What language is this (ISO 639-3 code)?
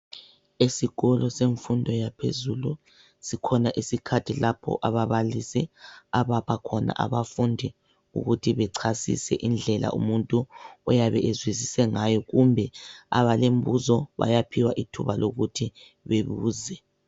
nde